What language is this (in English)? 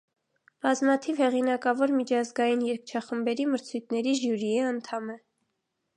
Armenian